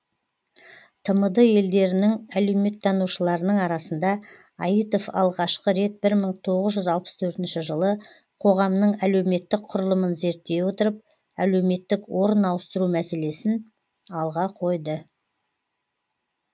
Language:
Kazakh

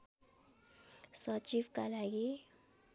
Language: Nepali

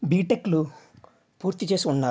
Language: Telugu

